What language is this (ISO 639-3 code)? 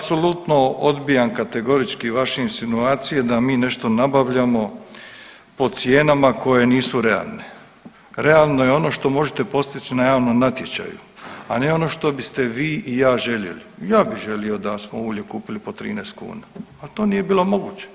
hrv